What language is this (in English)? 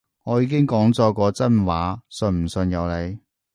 Cantonese